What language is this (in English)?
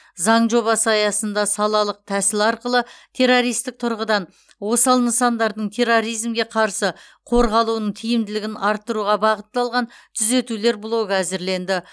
Kazakh